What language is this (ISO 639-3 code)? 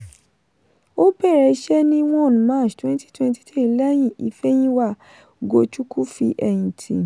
yor